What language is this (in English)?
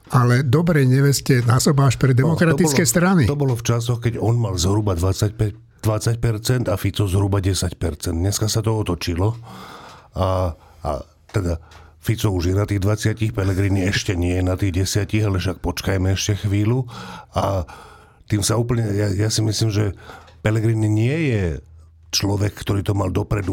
Slovak